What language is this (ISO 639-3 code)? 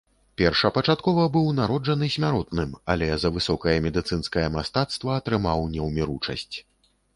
bel